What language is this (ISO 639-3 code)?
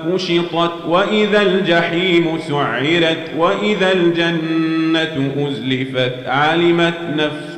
ara